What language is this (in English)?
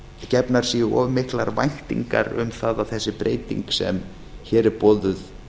Icelandic